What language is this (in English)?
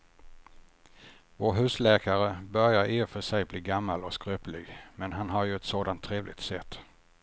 Swedish